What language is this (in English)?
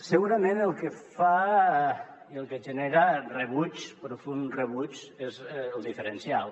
Catalan